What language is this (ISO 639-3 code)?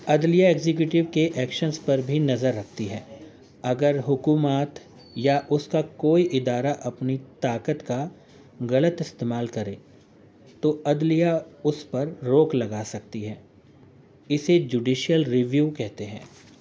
urd